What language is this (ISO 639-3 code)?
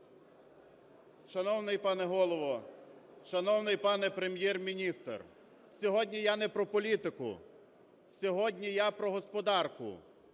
ukr